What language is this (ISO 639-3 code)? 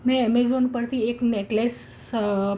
guj